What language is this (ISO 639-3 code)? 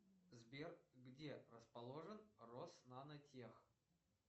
rus